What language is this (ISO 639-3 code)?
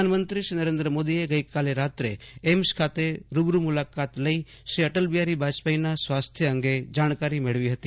guj